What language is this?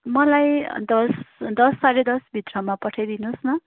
Nepali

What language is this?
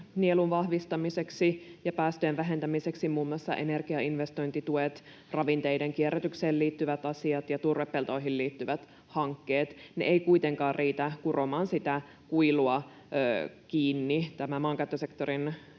Finnish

